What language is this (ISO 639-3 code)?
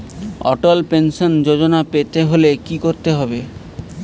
ben